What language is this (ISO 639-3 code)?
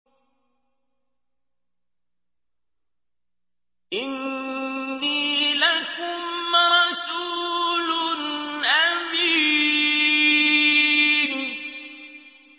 ara